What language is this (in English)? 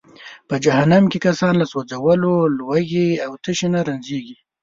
Pashto